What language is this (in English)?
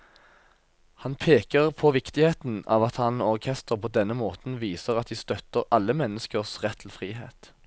Norwegian